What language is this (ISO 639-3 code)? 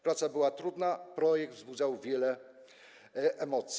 pol